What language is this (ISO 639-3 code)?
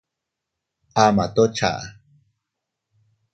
cut